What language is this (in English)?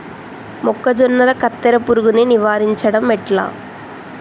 Telugu